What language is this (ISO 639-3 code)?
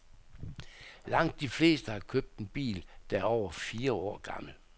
dan